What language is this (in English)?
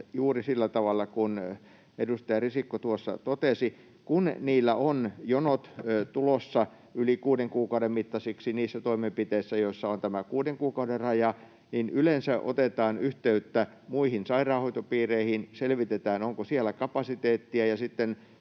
Finnish